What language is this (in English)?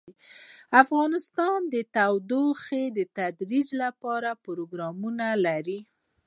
Pashto